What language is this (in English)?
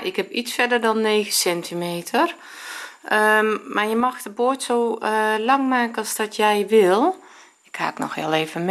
Dutch